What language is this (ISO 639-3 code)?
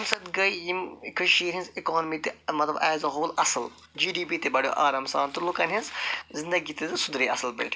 kas